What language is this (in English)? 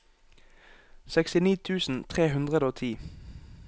Norwegian